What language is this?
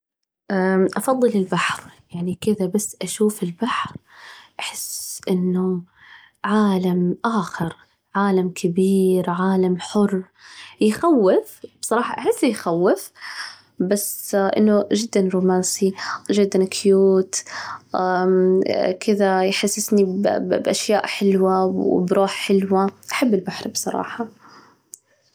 Najdi Arabic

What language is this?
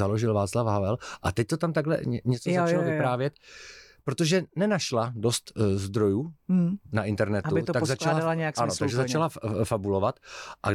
Czech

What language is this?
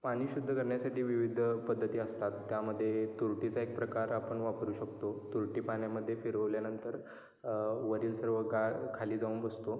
Marathi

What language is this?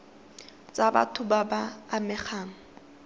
Tswana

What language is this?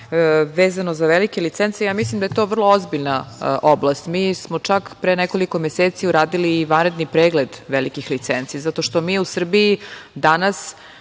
Serbian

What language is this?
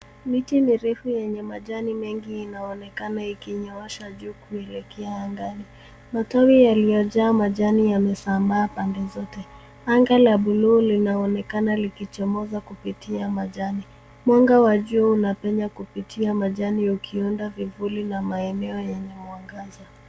Swahili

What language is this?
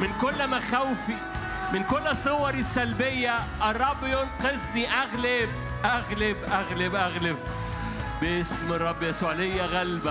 Arabic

